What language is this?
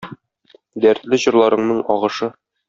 Tatar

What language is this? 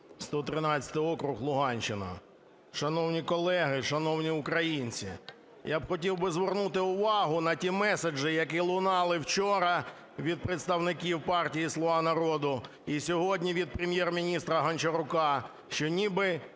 Ukrainian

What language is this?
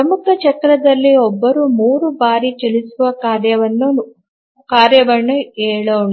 Kannada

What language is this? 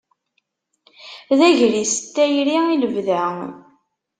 Kabyle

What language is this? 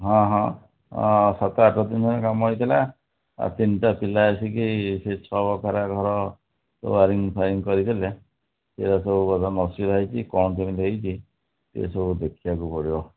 Odia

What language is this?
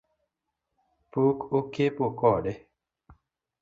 Luo (Kenya and Tanzania)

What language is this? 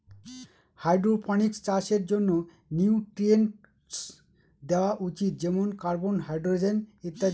Bangla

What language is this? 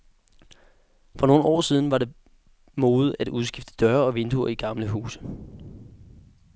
Danish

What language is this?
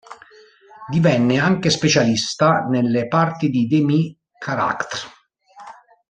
Italian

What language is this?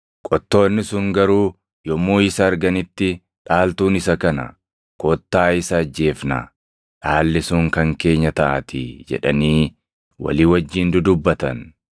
Oromo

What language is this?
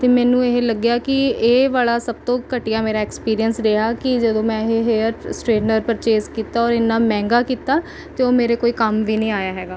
Punjabi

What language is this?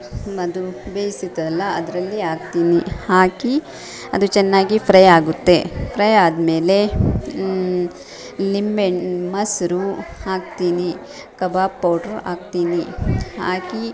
Kannada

